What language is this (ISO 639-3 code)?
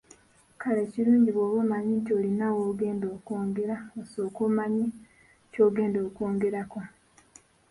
lug